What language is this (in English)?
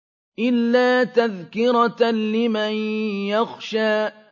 Arabic